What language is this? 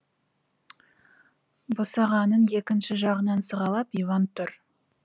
Kazakh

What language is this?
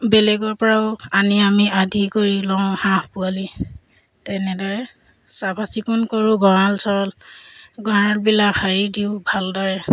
Assamese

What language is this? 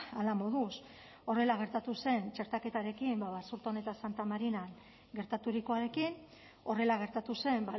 Basque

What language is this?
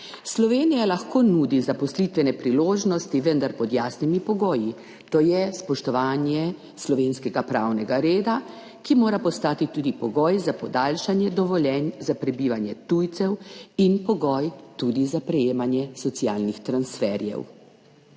Slovenian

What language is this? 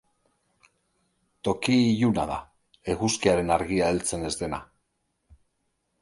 Basque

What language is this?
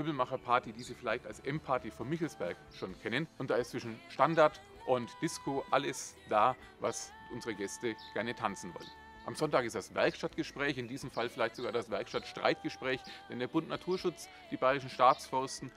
German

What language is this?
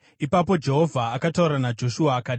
Shona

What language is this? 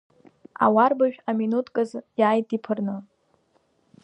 Abkhazian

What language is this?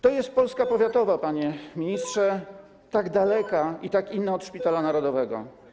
Polish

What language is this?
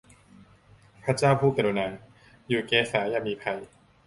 Thai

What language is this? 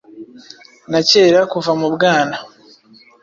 Kinyarwanda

